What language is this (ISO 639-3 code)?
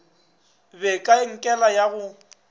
nso